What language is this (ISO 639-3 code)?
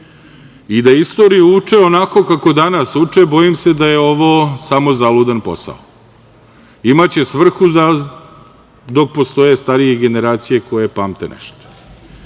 srp